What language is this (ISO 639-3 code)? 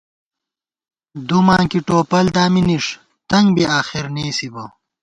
gwt